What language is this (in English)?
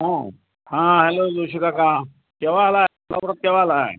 Marathi